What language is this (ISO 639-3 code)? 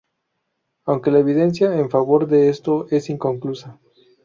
spa